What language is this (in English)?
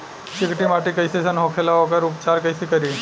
Bhojpuri